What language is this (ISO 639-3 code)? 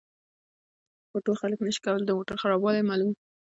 pus